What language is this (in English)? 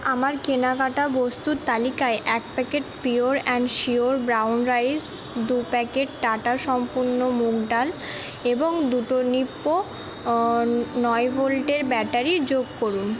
Bangla